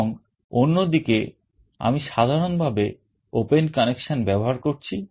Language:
Bangla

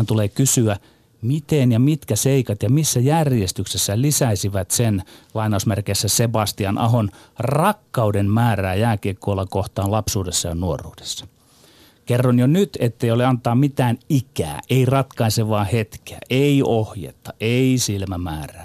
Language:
Finnish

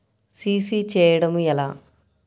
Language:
Telugu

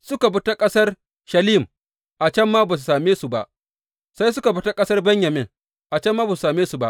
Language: Hausa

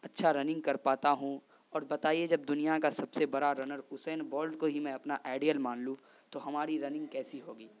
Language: Urdu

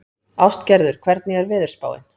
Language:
Icelandic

